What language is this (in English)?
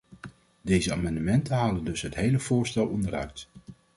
Dutch